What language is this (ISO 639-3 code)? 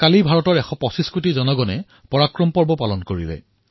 asm